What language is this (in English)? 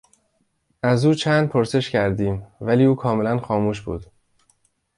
Persian